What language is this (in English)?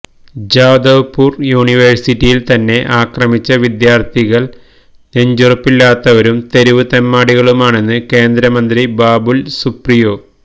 Malayalam